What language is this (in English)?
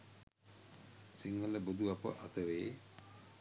Sinhala